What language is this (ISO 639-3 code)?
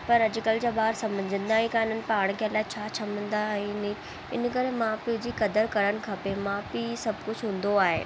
snd